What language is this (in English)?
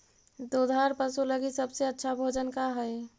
Magahi